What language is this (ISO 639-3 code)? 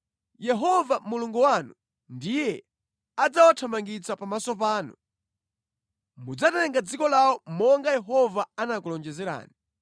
nya